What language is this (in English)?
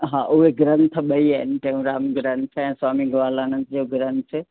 Sindhi